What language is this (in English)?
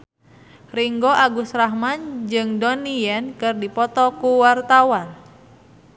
Sundanese